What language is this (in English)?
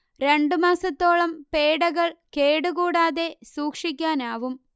Malayalam